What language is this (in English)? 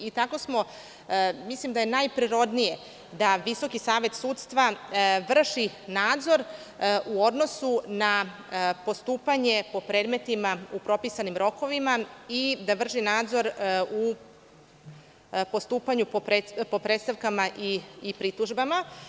Serbian